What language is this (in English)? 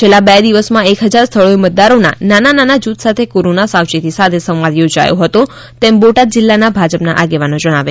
Gujarati